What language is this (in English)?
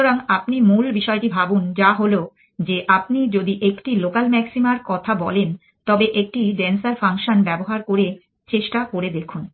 Bangla